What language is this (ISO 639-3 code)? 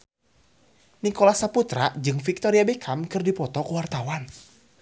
sun